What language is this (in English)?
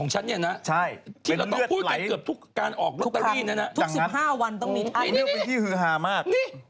Thai